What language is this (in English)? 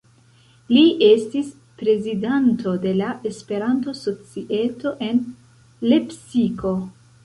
Esperanto